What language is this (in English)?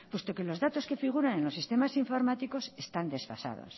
Spanish